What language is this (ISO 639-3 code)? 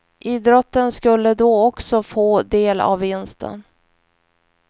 swe